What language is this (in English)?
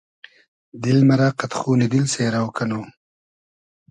Hazaragi